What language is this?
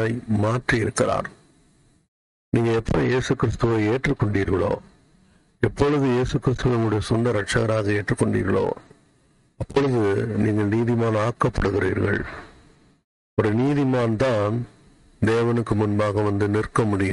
Tamil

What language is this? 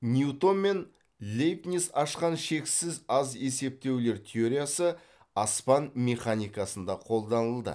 Kazakh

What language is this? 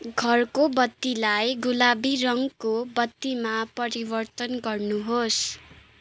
Nepali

